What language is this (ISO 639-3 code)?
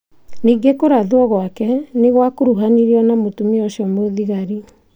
kik